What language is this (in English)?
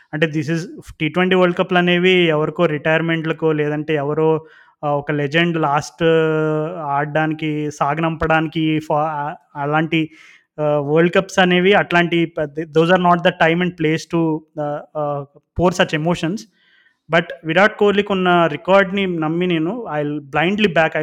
Telugu